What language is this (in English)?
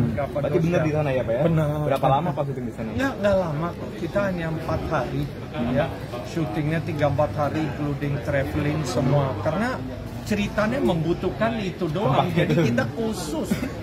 Indonesian